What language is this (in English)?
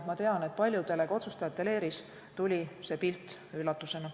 Estonian